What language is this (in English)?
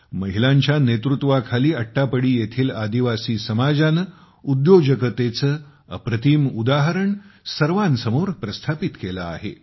Marathi